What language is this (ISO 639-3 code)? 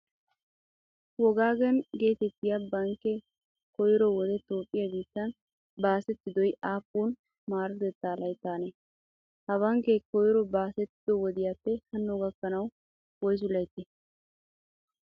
wal